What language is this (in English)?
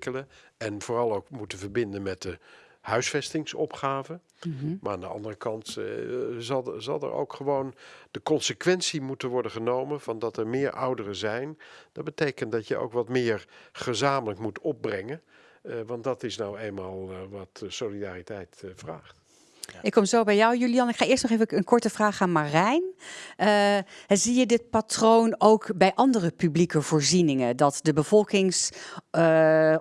Dutch